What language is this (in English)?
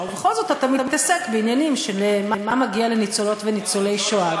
Hebrew